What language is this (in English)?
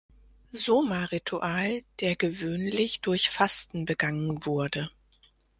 German